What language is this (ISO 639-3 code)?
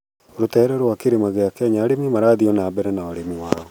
kik